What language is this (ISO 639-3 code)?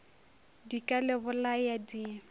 nso